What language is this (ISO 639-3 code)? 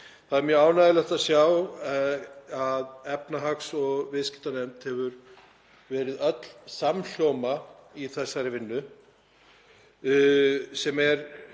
isl